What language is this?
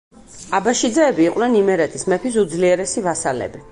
Georgian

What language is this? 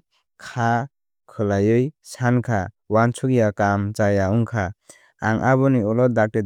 Kok Borok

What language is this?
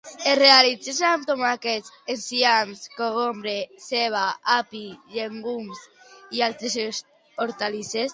Catalan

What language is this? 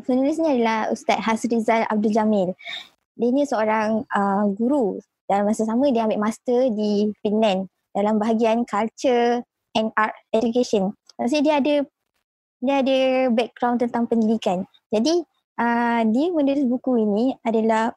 Malay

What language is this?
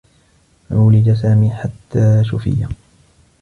Arabic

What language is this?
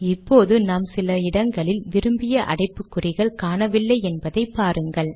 Tamil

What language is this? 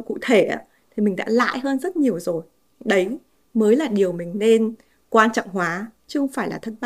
Vietnamese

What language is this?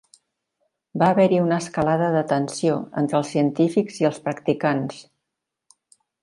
Catalan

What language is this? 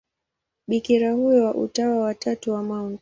Swahili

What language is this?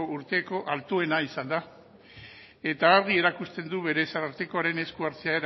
Basque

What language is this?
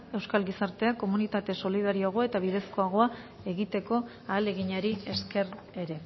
Basque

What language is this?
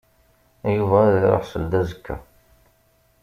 Kabyle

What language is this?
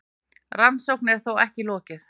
Icelandic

